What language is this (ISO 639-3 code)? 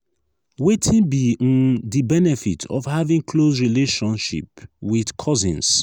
pcm